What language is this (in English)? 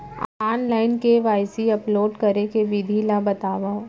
Chhattisgarhi